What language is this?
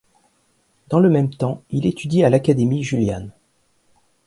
French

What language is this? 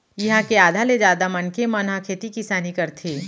Chhattisgarhi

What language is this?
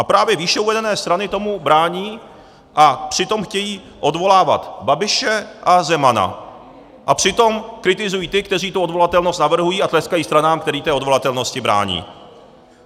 Czech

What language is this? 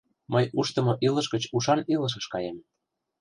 Mari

